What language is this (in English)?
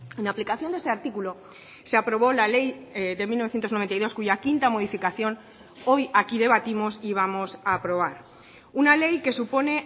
Spanish